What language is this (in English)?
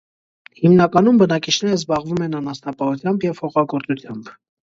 Armenian